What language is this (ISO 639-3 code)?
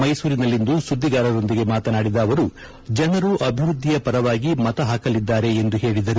kan